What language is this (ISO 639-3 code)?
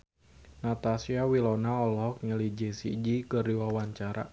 sun